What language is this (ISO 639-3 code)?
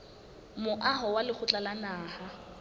sot